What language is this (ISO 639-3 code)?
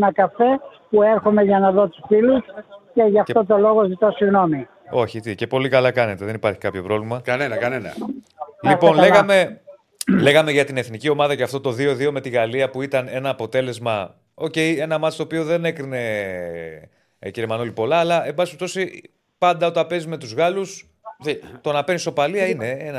ell